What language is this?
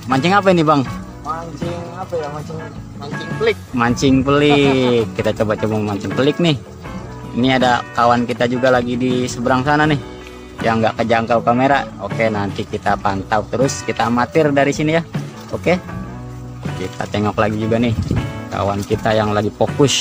Indonesian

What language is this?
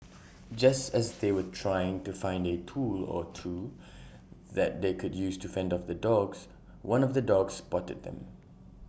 English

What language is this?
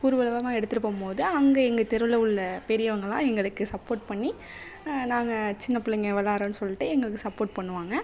Tamil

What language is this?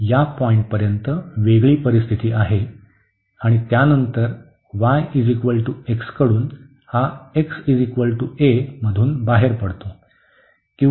Marathi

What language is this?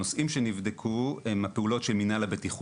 Hebrew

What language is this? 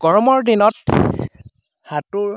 Assamese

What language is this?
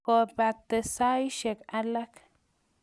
Kalenjin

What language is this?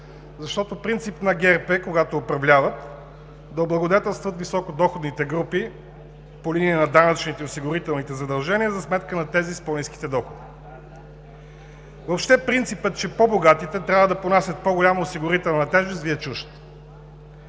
Bulgarian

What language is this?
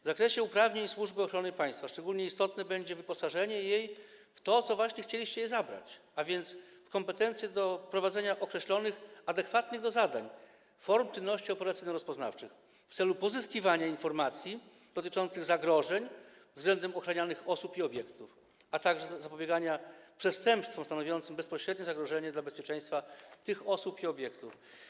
Polish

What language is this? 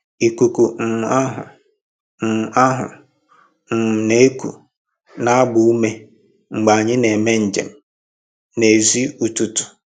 Igbo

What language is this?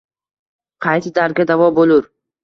Uzbek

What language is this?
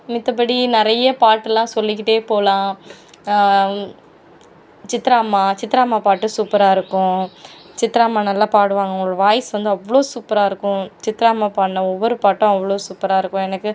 Tamil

